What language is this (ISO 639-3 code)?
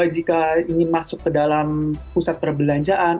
ind